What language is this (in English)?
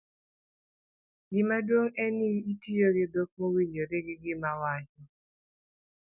Luo (Kenya and Tanzania)